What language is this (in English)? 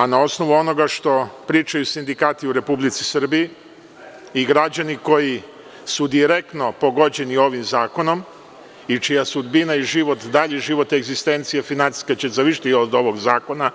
Serbian